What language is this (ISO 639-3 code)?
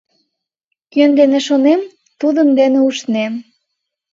chm